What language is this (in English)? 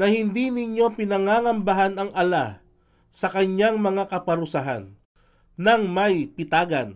Filipino